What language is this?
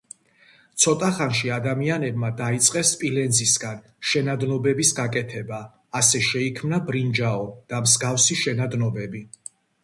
Georgian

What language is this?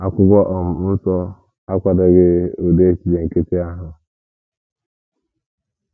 Igbo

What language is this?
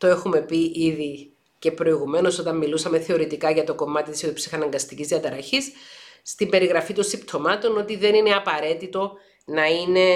Greek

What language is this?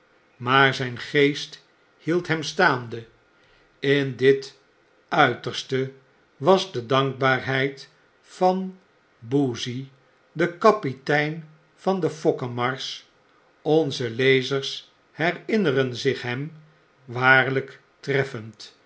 Dutch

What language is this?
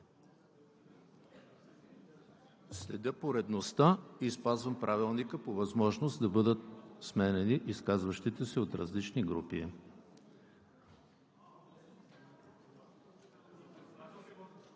Bulgarian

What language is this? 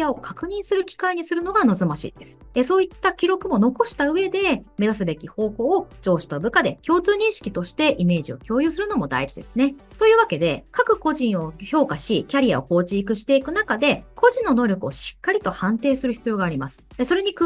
Japanese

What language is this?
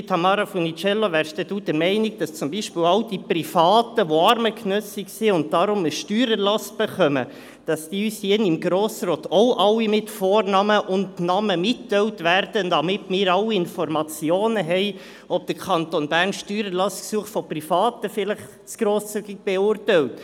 Swiss German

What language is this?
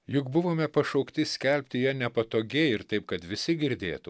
Lithuanian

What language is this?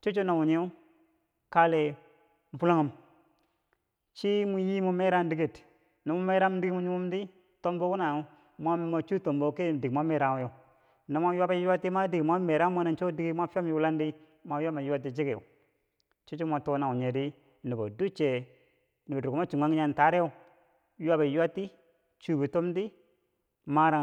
Bangwinji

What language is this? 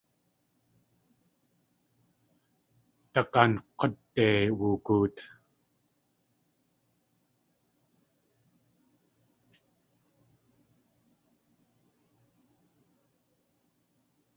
Tlingit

